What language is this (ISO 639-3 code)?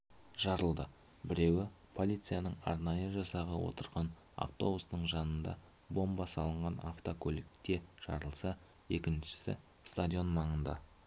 kaz